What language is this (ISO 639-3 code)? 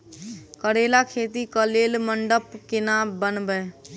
mai